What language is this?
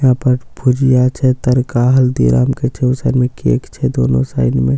Maithili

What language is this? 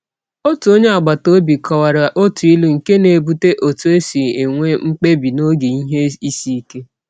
Igbo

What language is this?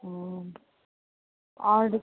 Maithili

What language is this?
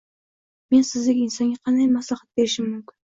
Uzbek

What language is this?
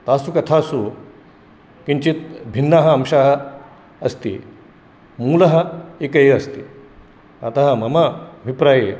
Sanskrit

